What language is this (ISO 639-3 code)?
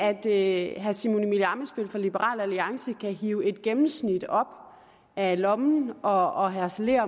dan